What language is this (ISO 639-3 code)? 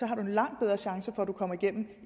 dan